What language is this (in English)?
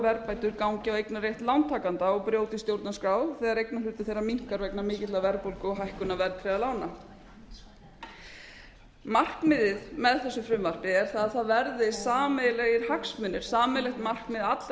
Icelandic